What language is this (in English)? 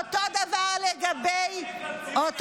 Hebrew